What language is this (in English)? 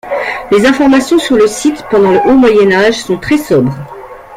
French